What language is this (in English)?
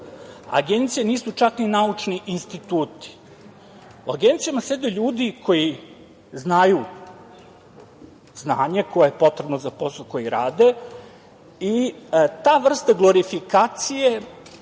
Serbian